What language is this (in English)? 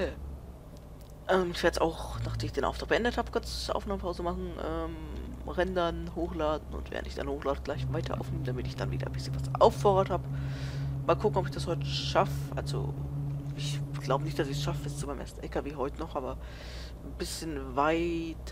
German